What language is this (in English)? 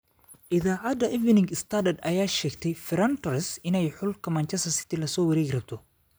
Somali